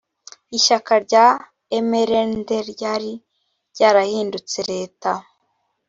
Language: Kinyarwanda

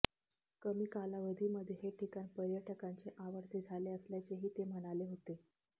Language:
Marathi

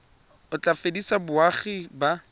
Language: Tswana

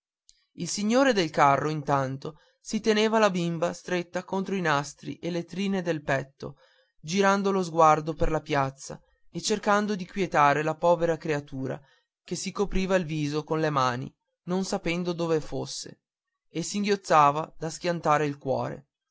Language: Italian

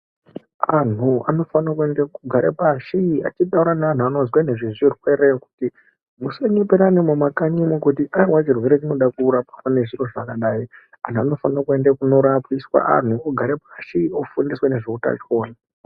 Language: Ndau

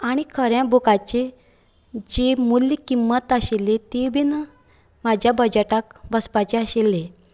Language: Konkani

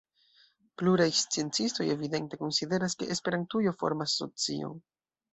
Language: Esperanto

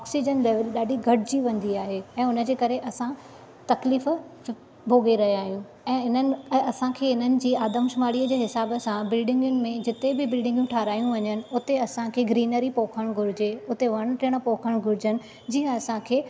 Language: Sindhi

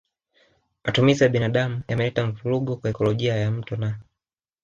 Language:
Swahili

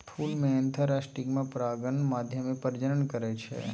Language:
Maithili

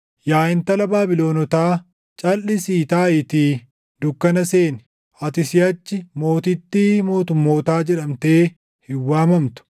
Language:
Oromo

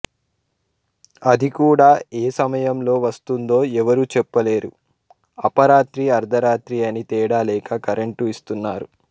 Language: Telugu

